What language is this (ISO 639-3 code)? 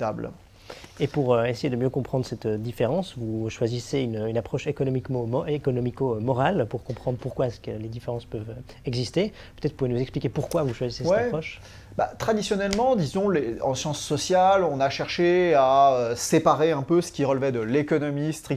fra